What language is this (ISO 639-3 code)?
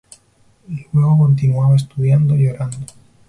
spa